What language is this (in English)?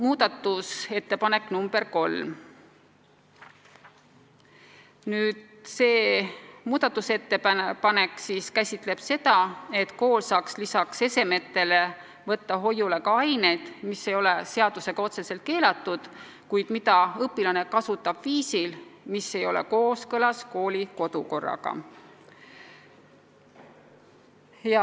Estonian